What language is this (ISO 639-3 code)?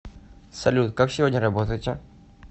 rus